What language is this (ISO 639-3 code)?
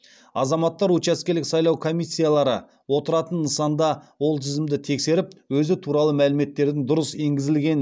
kaz